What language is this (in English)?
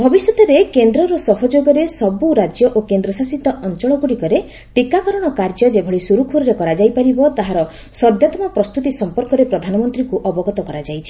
Odia